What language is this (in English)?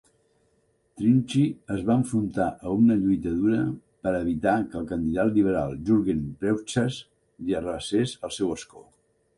Catalan